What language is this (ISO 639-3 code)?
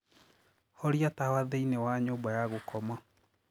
kik